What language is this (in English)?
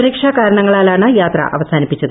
Malayalam